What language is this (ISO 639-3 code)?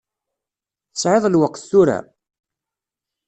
kab